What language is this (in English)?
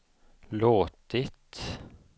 Swedish